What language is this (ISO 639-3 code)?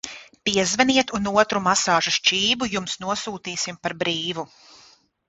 lav